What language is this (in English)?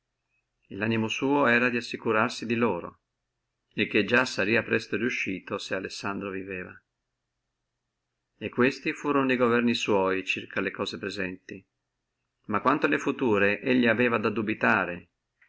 Italian